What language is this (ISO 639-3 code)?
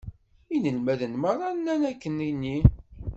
kab